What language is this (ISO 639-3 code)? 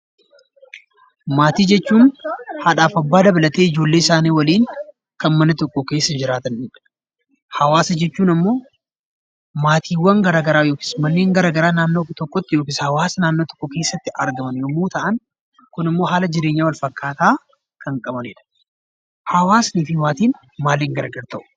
orm